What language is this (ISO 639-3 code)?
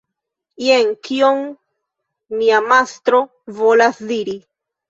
epo